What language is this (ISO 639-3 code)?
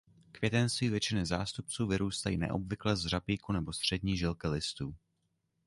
ces